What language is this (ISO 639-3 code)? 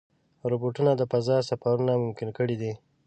pus